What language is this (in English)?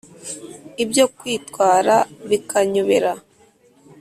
Kinyarwanda